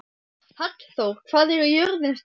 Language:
Icelandic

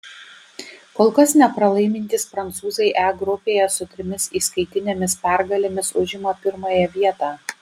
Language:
Lithuanian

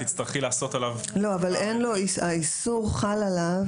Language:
Hebrew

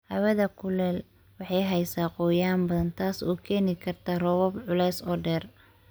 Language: Somali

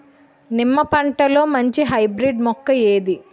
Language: Telugu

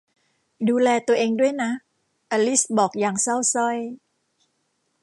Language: Thai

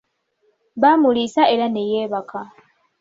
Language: Ganda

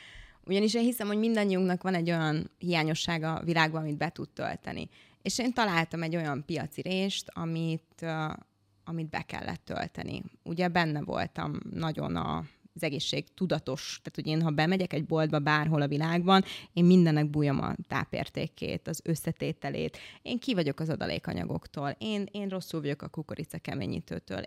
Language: Hungarian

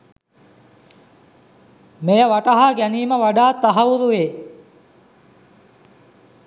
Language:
Sinhala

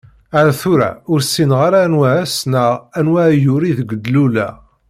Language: Kabyle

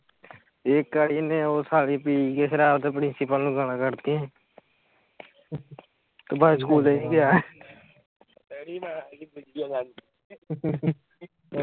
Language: Punjabi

